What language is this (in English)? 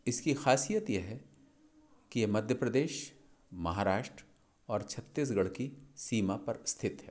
Hindi